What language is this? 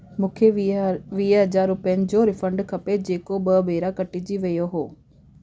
Sindhi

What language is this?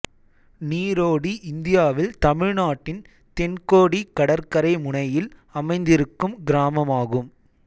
Tamil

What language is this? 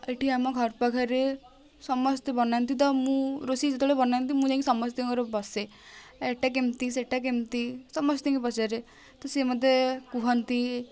Odia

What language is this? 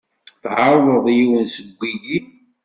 Kabyle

